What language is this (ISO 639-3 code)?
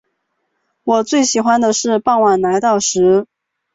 zho